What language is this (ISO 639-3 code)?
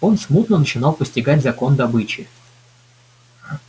rus